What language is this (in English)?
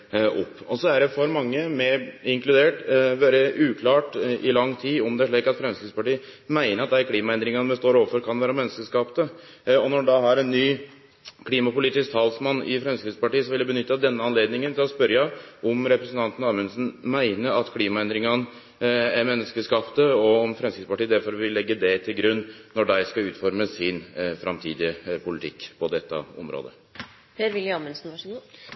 Norwegian